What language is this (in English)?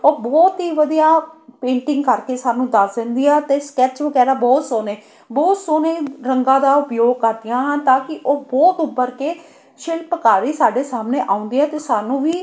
Punjabi